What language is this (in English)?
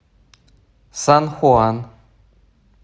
Russian